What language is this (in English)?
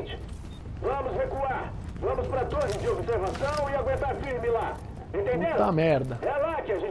Portuguese